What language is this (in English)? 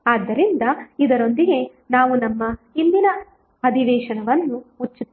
Kannada